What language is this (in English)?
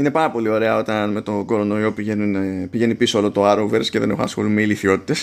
Greek